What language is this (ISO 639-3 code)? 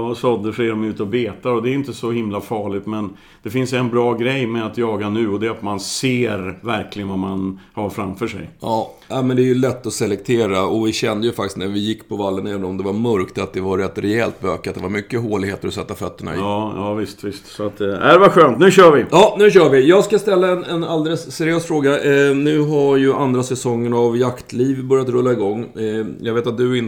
swe